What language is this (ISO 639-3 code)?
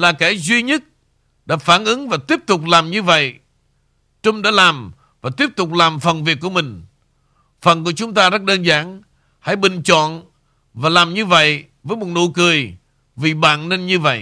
vie